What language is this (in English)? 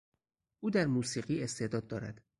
Persian